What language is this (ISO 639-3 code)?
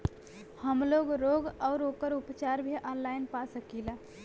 bho